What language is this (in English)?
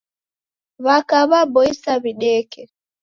Taita